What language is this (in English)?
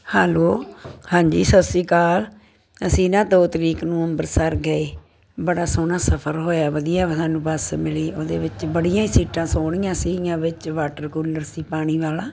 Punjabi